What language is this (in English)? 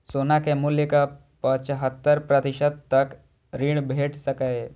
Maithili